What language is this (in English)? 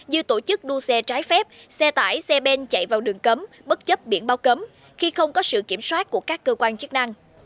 Vietnamese